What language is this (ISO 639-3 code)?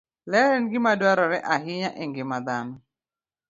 luo